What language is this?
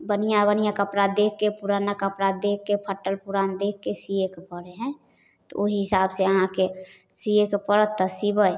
Maithili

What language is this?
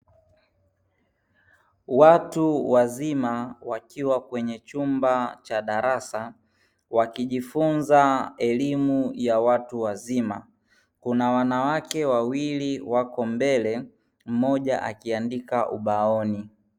Swahili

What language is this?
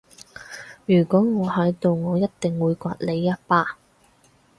Cantonese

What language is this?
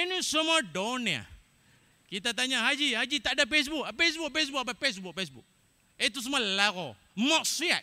Malay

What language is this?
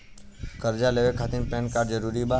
Bhojpuri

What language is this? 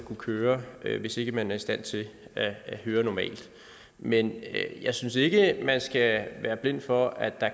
Danish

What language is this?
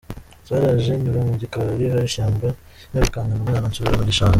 Kinyarwanda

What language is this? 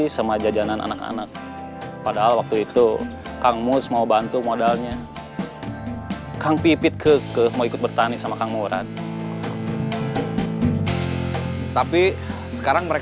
Indonesian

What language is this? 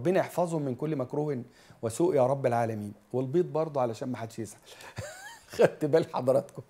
Arabic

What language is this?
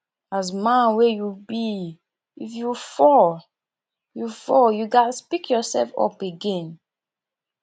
Nigerian Pidgin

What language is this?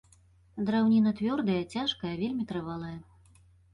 Belarusian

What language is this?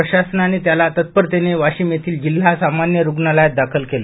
Marathi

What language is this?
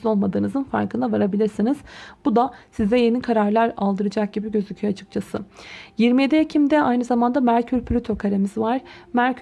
Turkish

